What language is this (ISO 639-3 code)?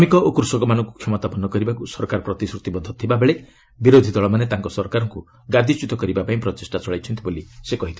ori